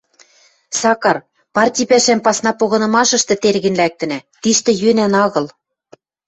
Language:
Western Mari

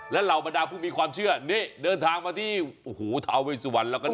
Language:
Thai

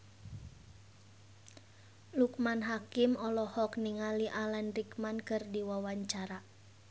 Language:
Sundanese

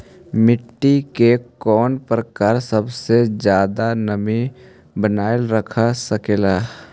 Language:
Magahi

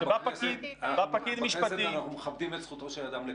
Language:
Hebrew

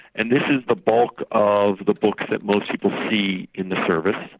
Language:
English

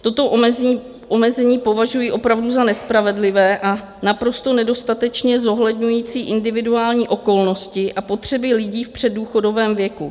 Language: Czech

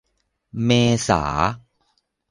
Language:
Thai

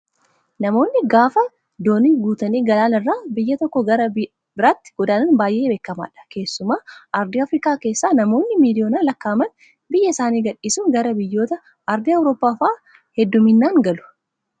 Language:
Oromo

